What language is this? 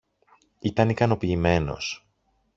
Greek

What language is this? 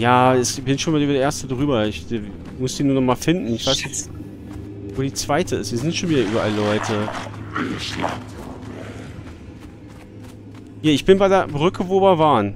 German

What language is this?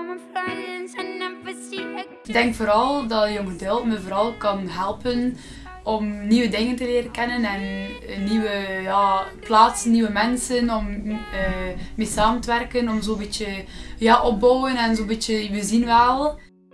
Dutch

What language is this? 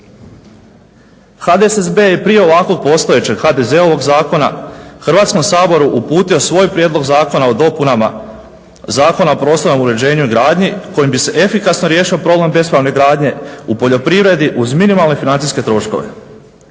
Croatian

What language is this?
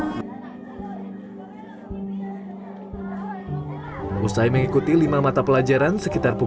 Indonesian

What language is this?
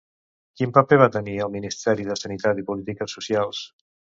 Catalan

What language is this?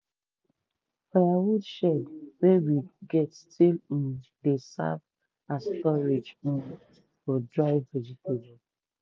Nigerian Pidgin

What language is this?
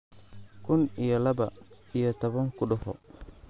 Somali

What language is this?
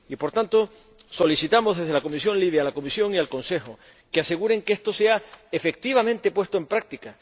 Spanish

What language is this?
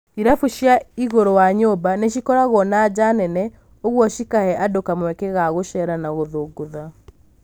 Kikuyu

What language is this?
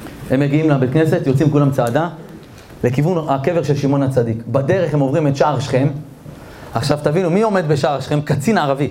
Hebrew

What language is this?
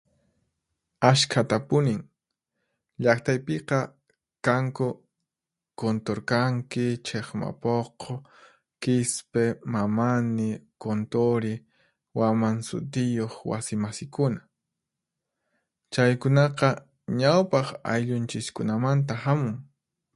Puno Quechua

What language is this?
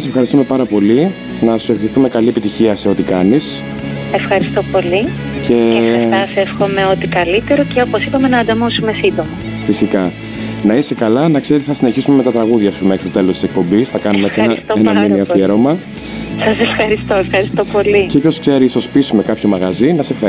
Greek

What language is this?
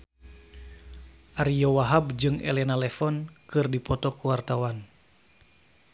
Sundanese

